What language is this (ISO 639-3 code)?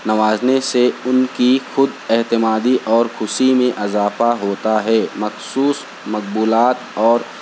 urd